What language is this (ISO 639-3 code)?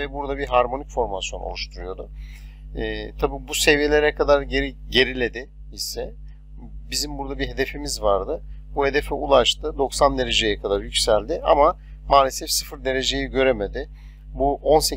tur